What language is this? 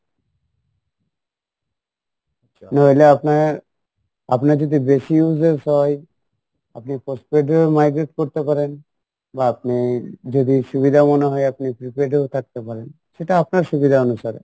Bangla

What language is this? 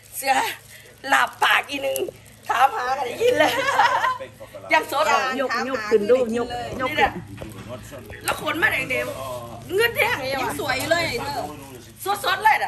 Thai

